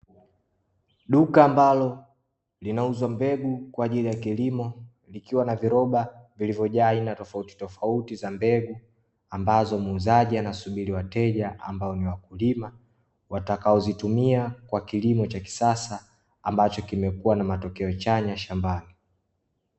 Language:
Swahili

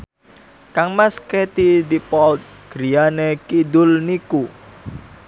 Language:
Javanese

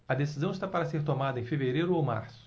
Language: Portuguese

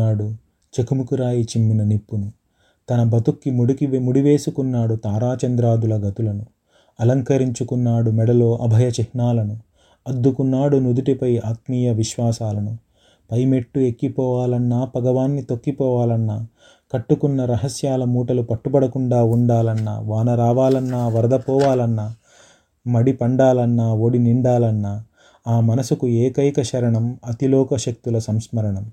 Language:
Telugu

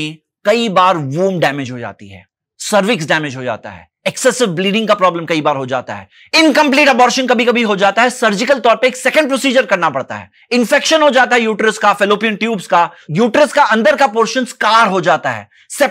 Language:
Hindi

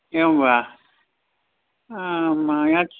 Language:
Sanskrit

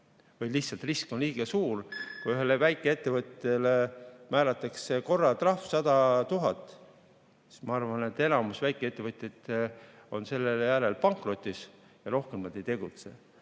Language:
Estonian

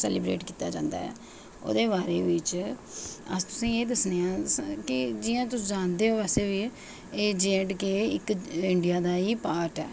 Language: Dogri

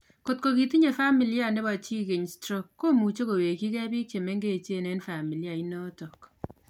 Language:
Kalenjin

